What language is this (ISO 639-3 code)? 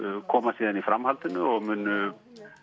isl